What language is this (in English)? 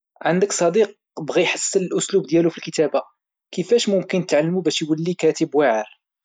Moroccan Arabic